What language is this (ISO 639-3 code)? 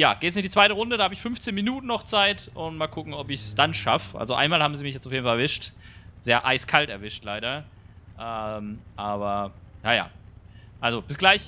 deu